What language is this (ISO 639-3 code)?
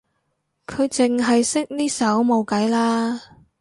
yue